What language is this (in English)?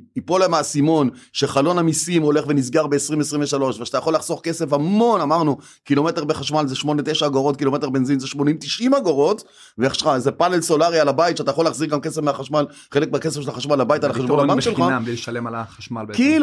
Hebrew